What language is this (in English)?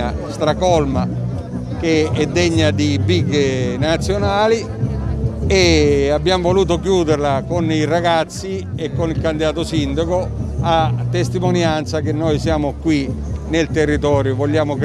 Italian